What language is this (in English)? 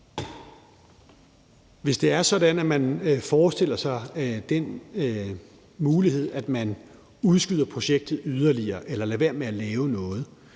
Danish